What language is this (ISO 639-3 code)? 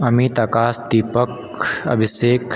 mai